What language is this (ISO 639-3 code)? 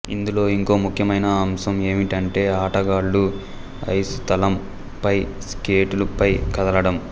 tel